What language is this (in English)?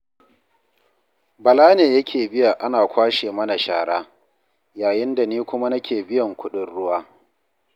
Hausa